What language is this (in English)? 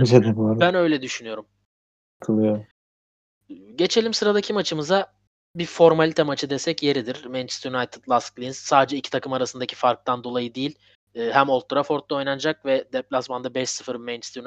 Turkish